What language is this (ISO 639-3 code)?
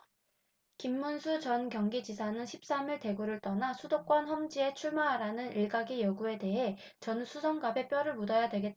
kor